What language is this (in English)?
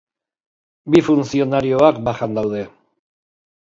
Basque